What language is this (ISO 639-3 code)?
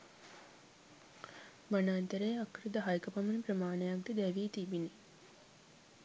sin